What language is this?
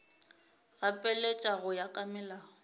Northern Sotho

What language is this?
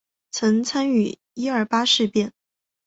Chinese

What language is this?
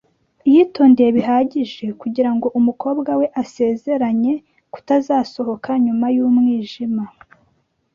Kinyarwanda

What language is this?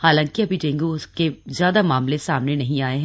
Hindi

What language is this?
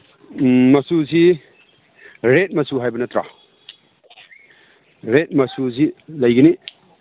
Manipuri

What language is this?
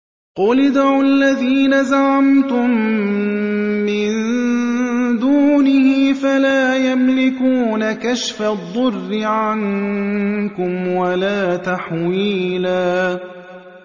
Arabic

